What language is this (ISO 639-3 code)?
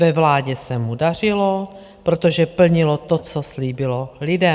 ces